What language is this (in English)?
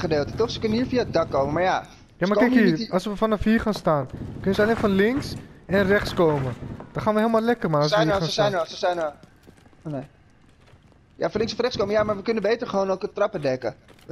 Dutch